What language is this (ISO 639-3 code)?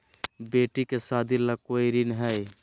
mag